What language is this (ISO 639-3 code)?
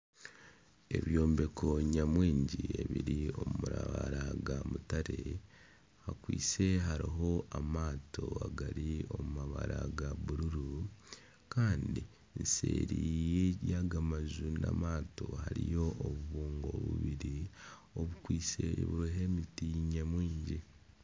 nyn